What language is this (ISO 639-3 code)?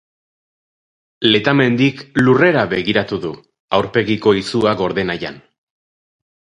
eus